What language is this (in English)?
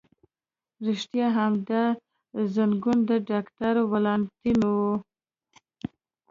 Pashto